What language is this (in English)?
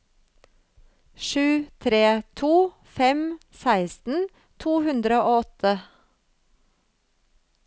Norwegian